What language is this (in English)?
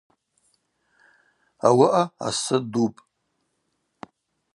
Abaza